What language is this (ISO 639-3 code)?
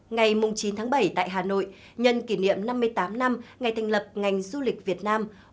vie